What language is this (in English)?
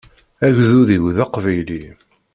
Kabyle